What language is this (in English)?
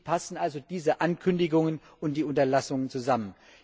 German